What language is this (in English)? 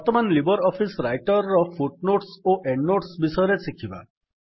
Odia